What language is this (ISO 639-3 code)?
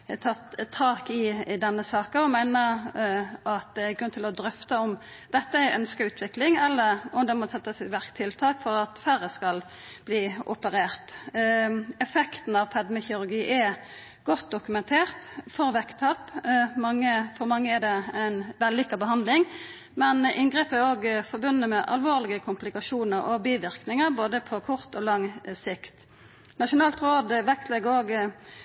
nno